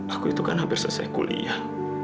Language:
Indonesian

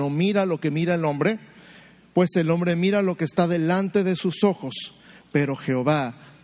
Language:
Spanish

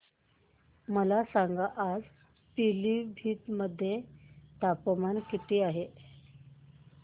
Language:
Marathi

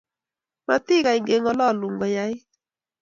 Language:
Kalenjin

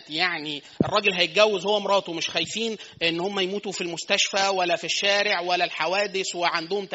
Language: Arabic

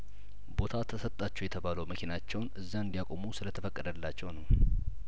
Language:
Amharic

